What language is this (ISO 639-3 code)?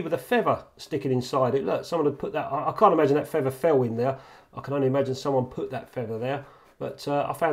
eng